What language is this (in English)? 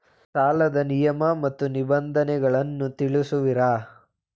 Kannada